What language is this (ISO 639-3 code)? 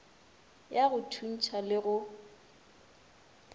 nso